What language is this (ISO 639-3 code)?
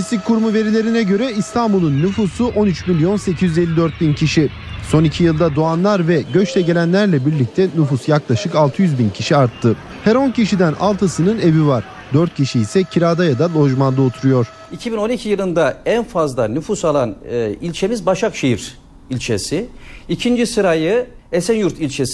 tur